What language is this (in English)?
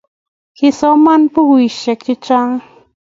Kalenjin